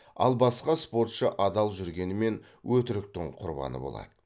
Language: Kazakh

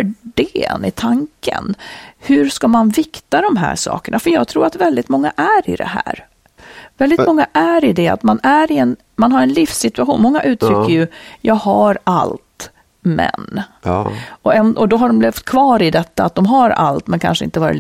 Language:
Swedish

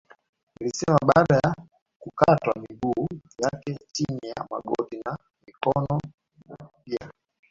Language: Swahili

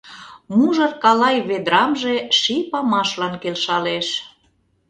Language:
Mari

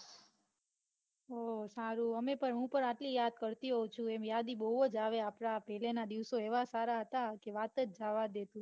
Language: Gujarati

